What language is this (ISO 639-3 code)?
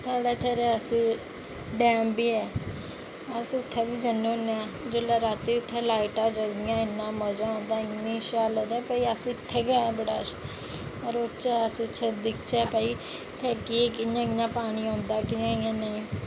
doi